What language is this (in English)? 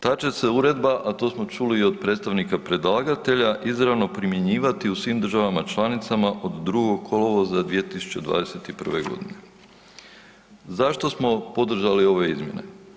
Croatian